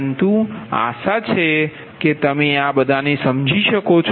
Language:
Gujarati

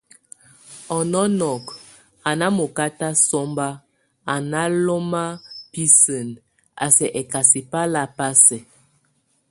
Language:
Tunen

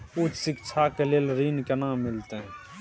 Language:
Maithili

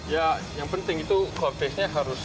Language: Indonesian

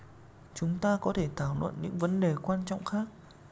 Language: Vietnamese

